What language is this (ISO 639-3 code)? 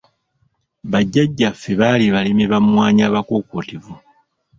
lug